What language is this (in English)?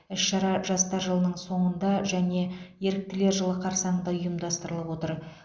Kazakh